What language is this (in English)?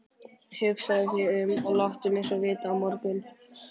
Icelandic